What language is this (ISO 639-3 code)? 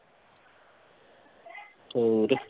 pan